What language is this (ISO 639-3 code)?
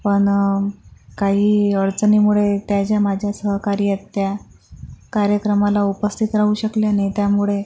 mar